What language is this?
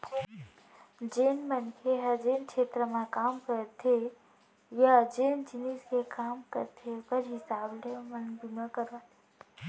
Chhattisgarhi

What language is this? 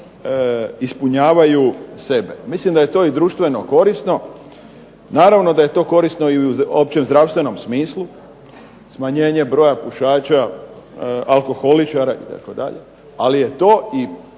Croatian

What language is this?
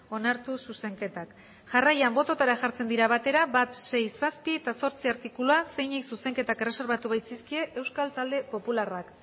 Basque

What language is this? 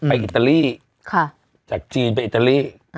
Thai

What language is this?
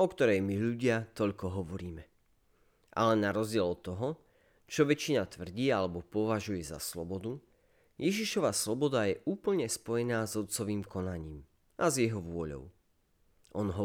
Slovak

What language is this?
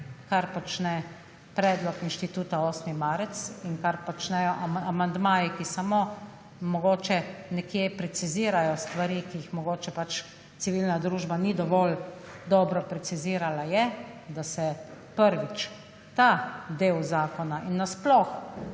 Slovenian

